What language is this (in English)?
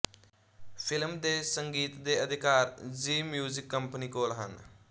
Punjabi